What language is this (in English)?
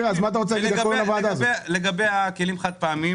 Hebrew